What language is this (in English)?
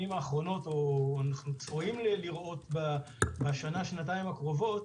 Hebrew